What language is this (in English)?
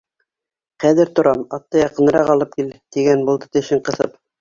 Bashkir